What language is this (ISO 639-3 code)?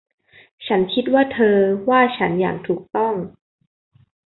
tha